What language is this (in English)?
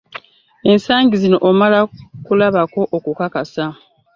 Ganda